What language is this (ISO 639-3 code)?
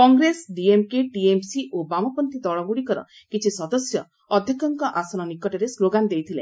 ori